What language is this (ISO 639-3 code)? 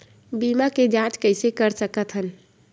hne